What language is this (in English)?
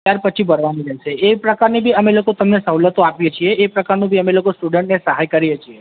Gujarati